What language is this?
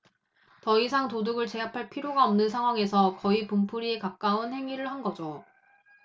Korean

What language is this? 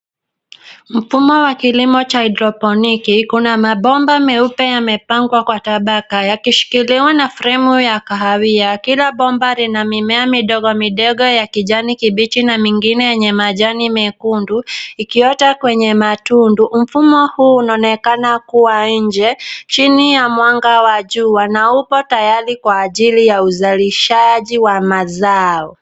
Swahili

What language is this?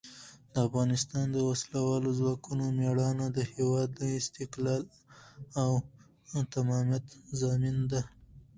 Pashto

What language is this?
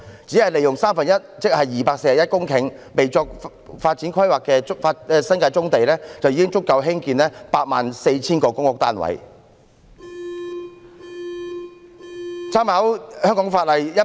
Cantonese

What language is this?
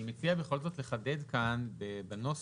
Hebrew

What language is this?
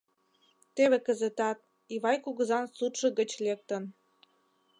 Mari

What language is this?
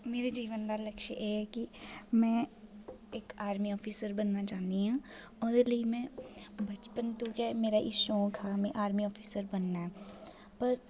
Dogri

